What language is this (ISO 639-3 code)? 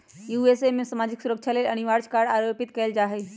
mag